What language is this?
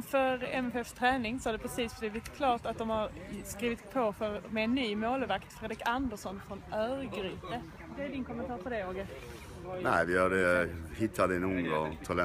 Swedish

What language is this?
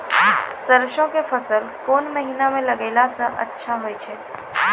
Maithili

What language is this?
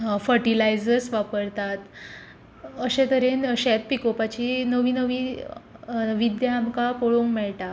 Konkani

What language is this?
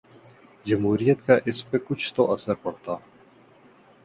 Urdu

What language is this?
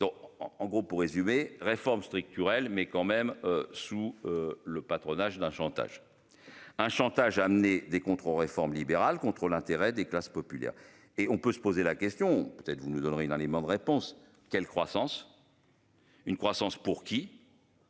French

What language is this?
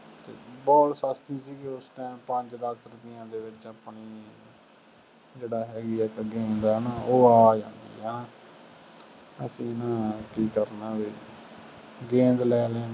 Punjabi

